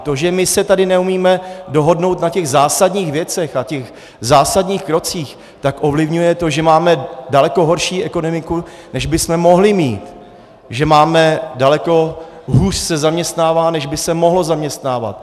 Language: Czech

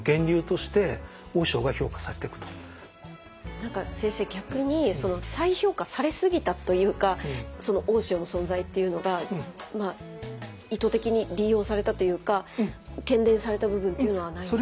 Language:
Japanese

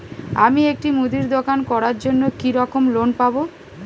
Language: Bangla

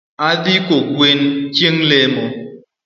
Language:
Luo (Kenya and Tanzania)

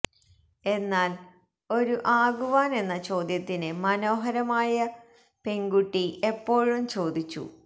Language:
Malayalam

